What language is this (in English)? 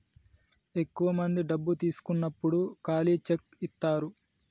Telugu